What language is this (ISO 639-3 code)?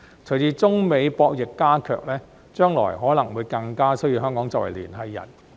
yue